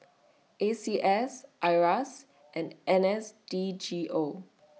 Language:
English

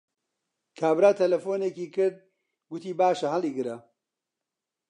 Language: Central Kurdish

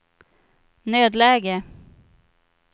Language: Swedish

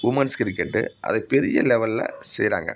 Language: Tamil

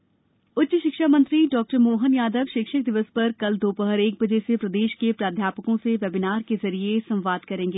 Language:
Hindi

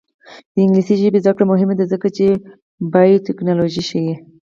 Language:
Pashto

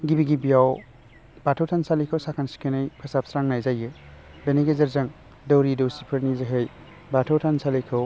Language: Bodo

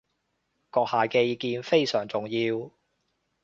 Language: Cantonese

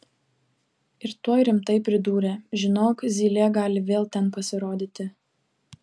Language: Lithuanian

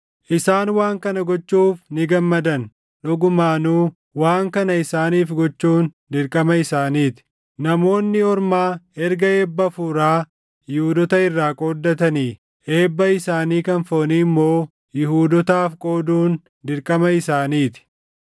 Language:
Oromo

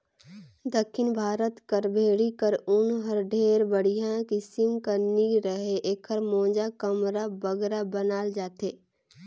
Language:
Chhattisgarhi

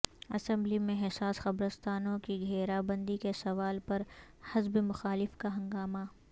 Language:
Urdu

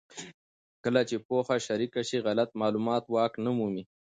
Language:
Pashto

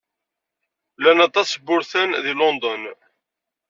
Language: Kabyle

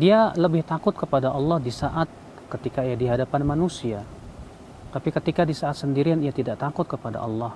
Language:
Indonesian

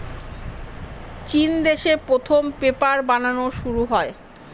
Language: Bangla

